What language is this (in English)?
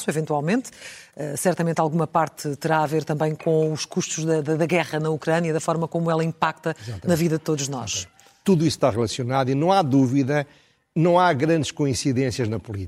Portuguese